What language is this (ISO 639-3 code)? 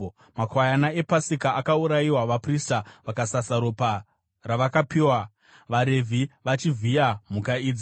sna